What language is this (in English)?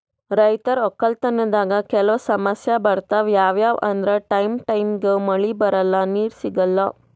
Kannada